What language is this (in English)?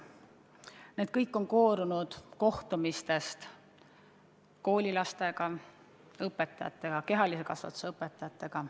Estonian